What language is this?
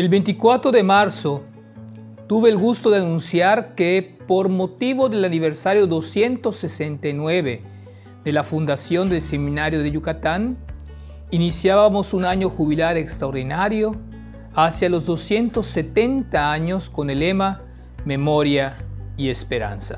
Spanish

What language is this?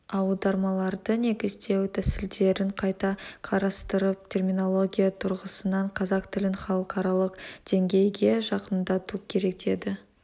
Kazakh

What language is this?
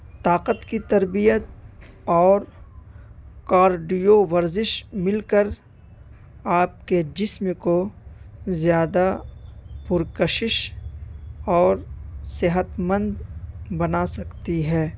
Urdu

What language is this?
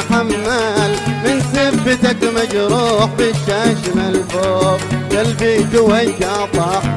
Arabic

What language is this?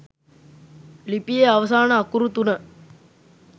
Sinhala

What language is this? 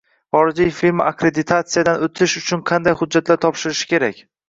Uzbek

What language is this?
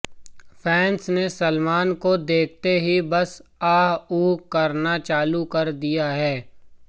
Hindi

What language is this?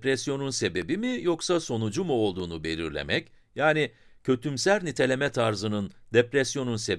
Turkish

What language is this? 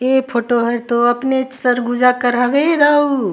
Surgujia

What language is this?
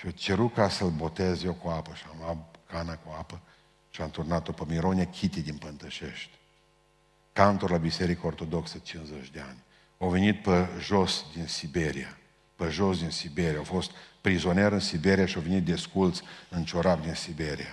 Romanian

